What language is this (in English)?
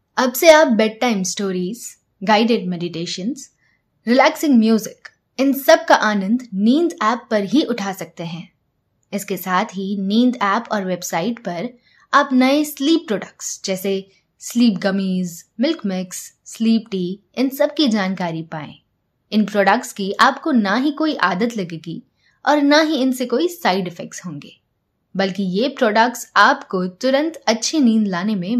Hindi